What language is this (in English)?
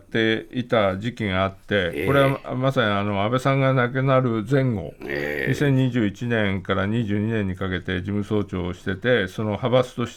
Japanese